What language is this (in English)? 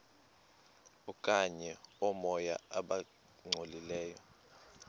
Xhosa